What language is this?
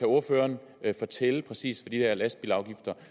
Danish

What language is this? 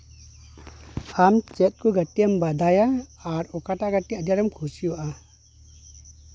Santali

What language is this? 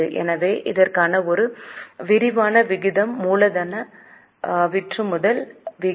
Tamil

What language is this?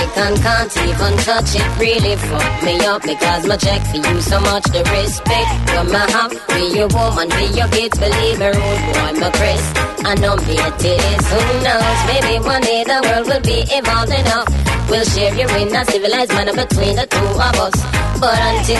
Greek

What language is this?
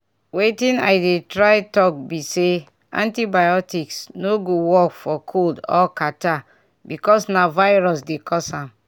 Nigerian Pidgin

